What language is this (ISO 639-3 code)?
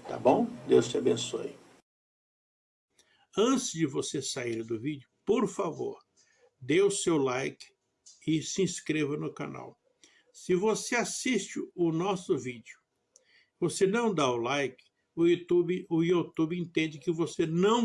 por